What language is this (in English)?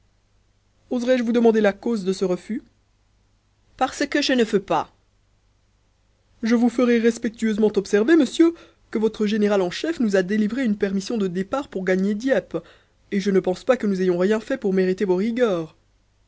French